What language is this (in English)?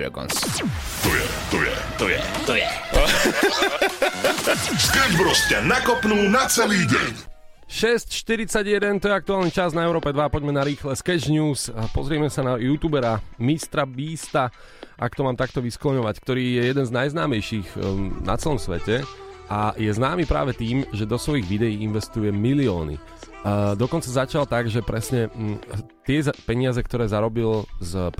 Slovak